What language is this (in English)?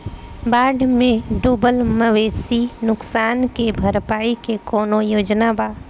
Bhojpuri